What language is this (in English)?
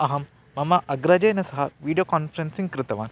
Sanskrit